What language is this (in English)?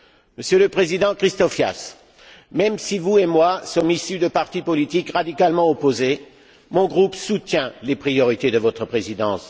French